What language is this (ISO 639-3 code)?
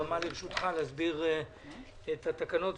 heb